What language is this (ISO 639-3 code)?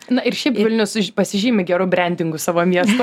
lit